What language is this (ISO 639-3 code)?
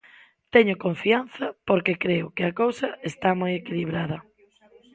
glg